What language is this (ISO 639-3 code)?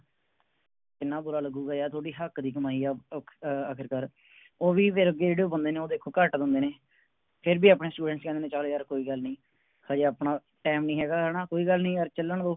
pan